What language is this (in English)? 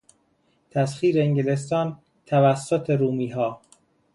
Persian